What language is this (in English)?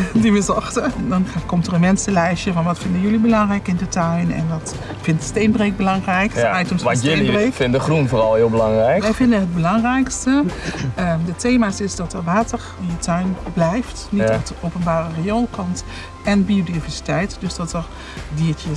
Dutch